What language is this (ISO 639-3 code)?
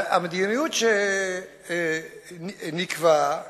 heb